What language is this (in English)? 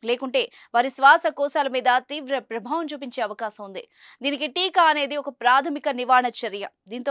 Telugu